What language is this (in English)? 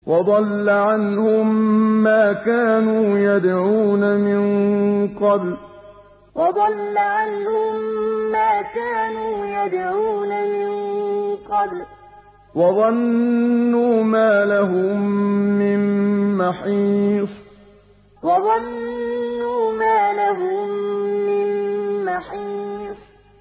Arabic